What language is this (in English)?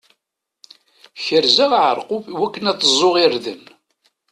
Kabyle